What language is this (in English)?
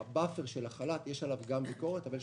Hebrew